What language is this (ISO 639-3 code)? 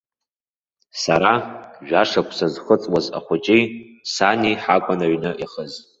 abk